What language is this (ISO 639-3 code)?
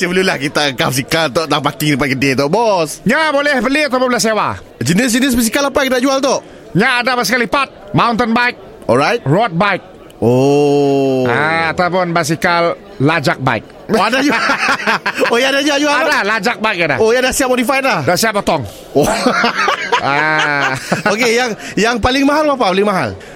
msa